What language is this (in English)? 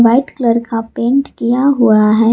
Hindi